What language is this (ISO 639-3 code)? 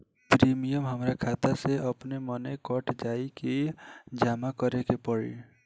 bho